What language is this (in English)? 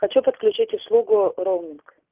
Russian